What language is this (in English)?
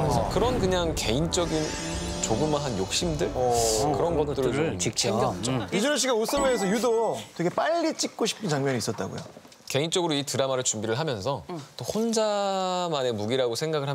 Korean